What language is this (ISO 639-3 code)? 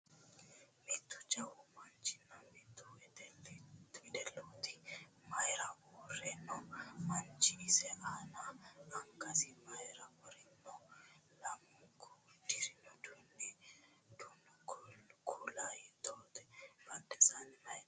sid